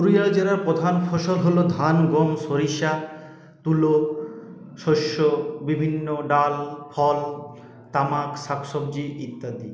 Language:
Bangla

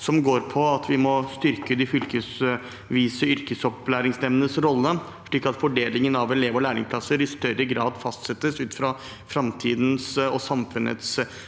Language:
Norwegian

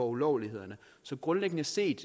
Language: Danish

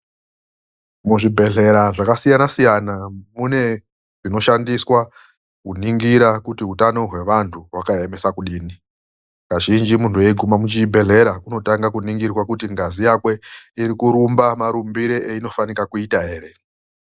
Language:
Ndau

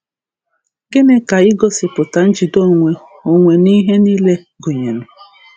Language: Igbo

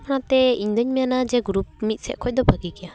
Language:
Santali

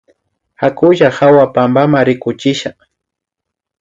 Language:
Imbabura Highland Quichua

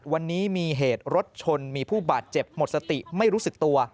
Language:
Thai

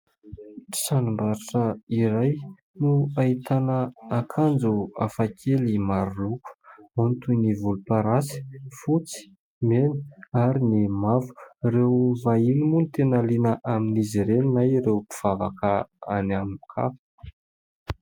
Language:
Malagasy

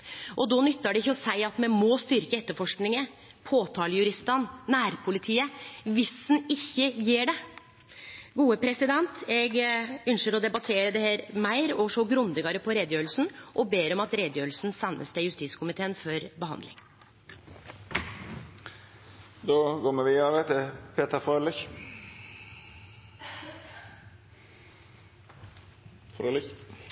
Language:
Norwegian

